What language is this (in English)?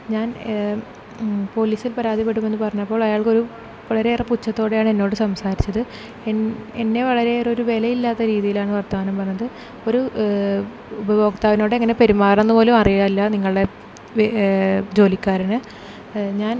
Malayalam